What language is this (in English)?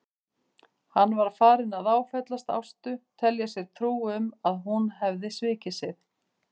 Icelandic